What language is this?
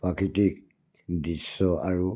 Assamese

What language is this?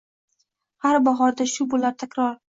Uzbek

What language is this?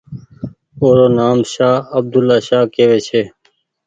Goaria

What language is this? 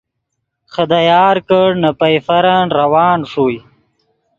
Yidgha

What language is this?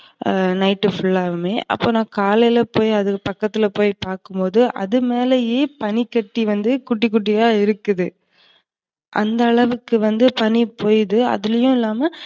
Tamil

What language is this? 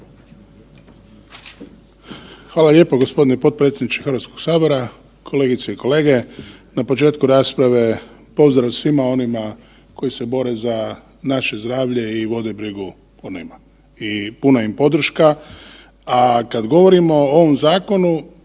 Croatian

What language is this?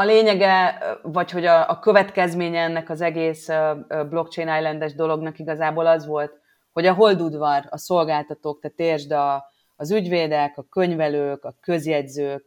Hungarian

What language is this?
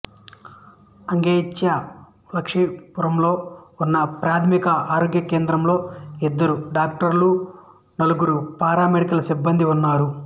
Telugu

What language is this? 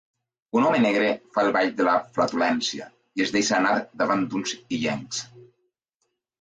Catalan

